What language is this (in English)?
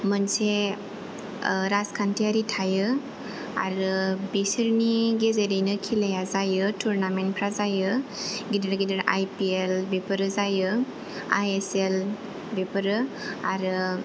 Bodo